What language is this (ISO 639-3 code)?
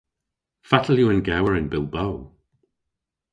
cor